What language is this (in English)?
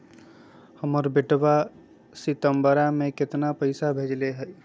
Magahi